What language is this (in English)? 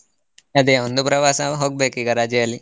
Kannada